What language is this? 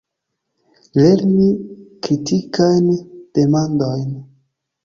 Esperanto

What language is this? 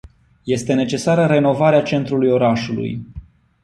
Romanian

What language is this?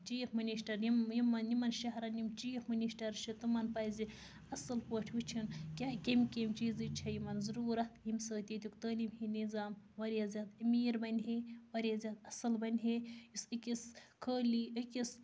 Kashmiri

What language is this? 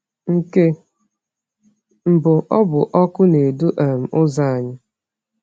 Igbo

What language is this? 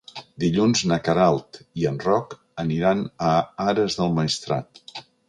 Catalan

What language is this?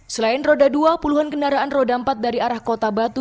Indonesian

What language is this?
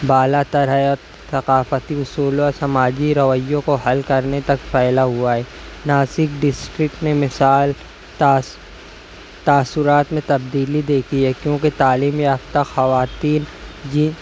Urdu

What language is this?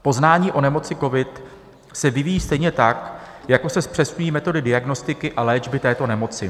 Czech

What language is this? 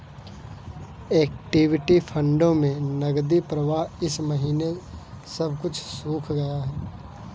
Hindi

